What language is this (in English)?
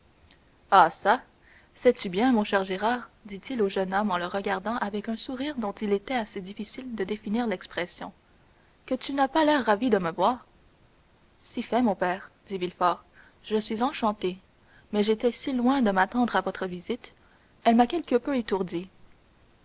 French